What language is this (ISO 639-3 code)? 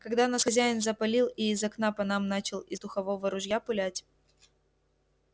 rus